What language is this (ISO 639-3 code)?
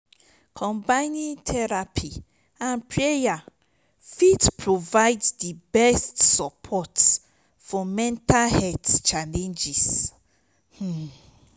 pcm